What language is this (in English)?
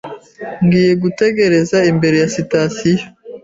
Kinyarwanda